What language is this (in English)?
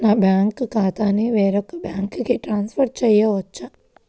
Telugu